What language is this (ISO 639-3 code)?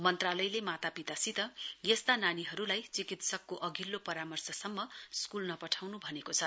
nep